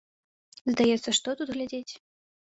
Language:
Belarusian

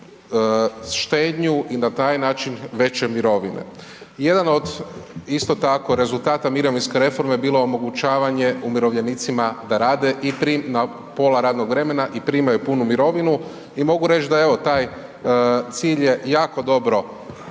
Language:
Croatian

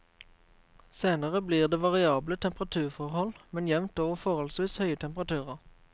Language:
Norwegian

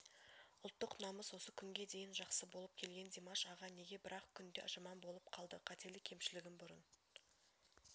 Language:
Kazakh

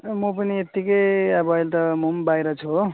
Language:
Nepali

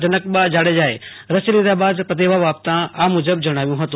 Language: Gujarati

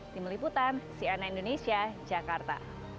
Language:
Indonesian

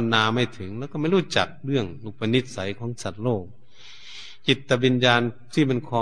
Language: Thai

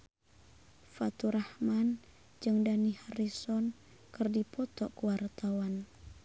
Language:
Sundanese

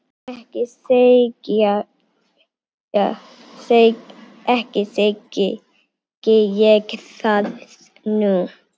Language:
Icelandic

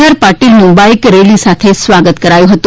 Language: Gujarati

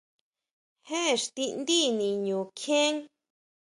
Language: Huautla Mazatec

